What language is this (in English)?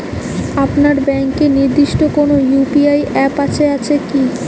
Bangla